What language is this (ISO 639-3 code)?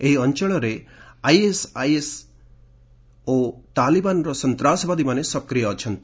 ori